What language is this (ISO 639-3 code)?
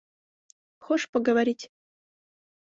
chm